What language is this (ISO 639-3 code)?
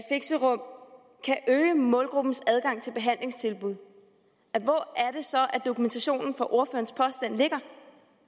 dan